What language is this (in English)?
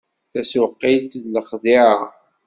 Kabyle